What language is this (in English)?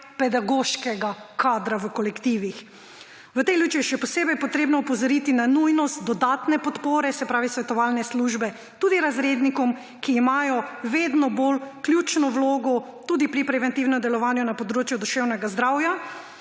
Slovenian